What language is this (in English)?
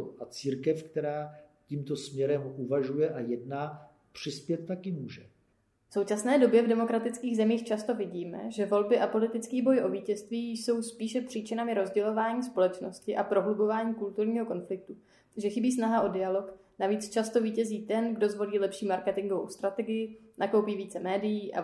Czech